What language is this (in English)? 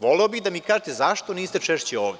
Serbian